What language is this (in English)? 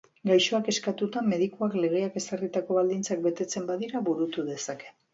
Basque